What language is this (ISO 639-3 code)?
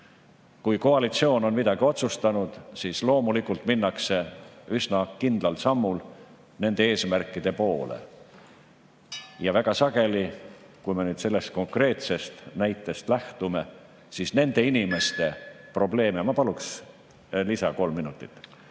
est